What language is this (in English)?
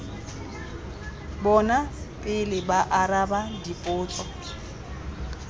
Tswana